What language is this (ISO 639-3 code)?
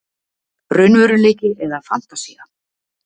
isl